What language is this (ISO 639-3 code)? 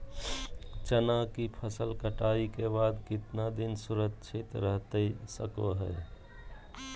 mag